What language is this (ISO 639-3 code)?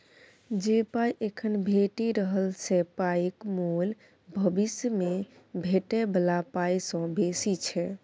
mai